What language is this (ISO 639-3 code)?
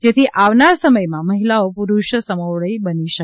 guj